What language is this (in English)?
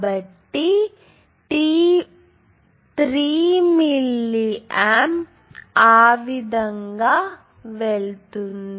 Telugu